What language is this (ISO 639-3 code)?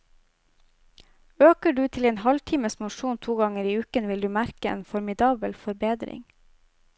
nor